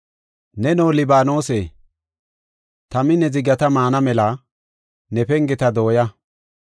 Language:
Gofa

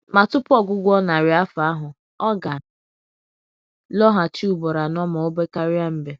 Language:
Igbo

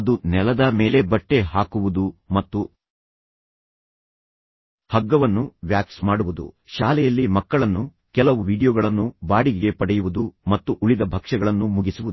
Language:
Kannada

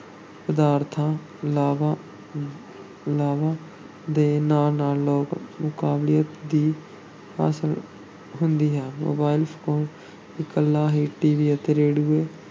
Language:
Punjabi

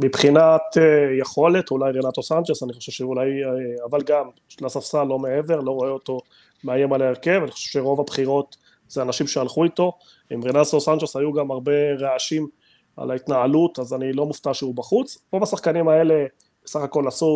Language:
Hebrew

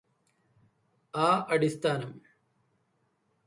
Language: Malayalam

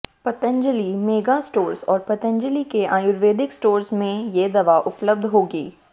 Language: Hindi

